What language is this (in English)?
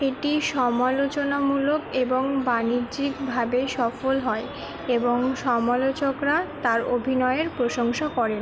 Bangla